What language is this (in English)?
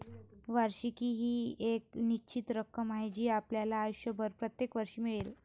Marathi